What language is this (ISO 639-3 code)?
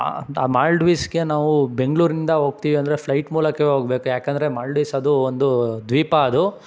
kan